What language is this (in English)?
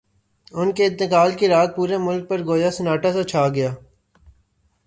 Urdu